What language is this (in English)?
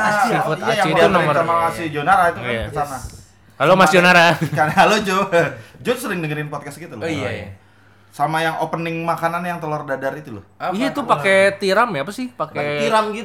Indonesian